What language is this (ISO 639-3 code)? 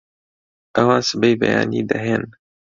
ckb